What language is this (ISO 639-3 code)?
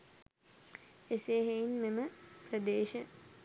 sin